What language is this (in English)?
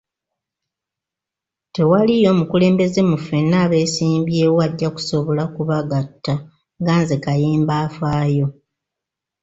Ganda